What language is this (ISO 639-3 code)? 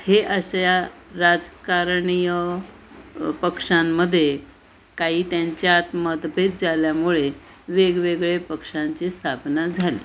mar